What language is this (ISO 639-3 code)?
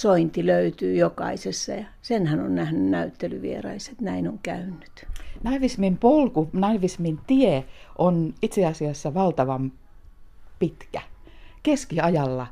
fin